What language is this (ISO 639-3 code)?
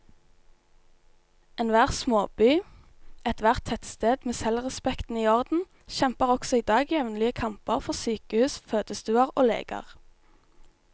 nor